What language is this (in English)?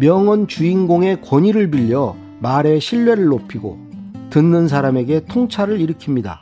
Korean